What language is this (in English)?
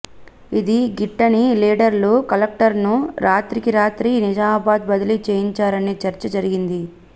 Telugu